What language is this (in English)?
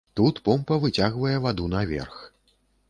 Belarusian